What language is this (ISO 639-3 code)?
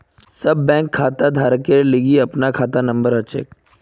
mag